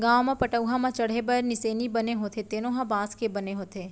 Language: Chhattisgarhi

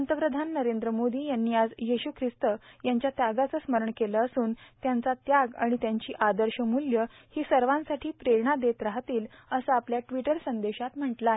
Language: Marathi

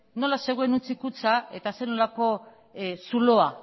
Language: Basque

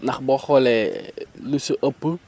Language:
Wolof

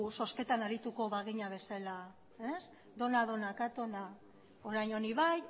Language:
Basque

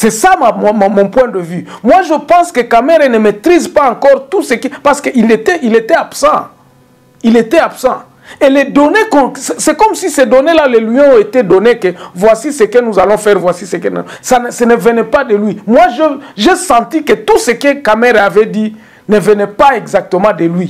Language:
French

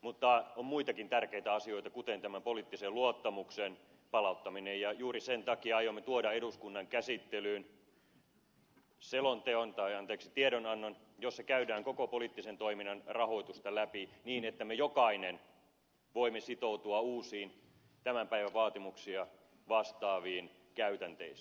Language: Finnish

